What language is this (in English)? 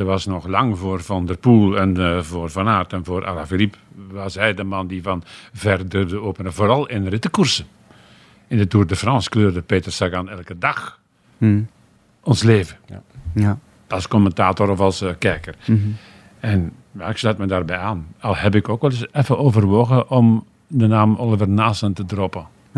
Dutch